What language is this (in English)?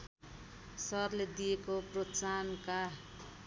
Nepali